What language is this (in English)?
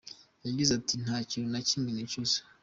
Kinyarwanda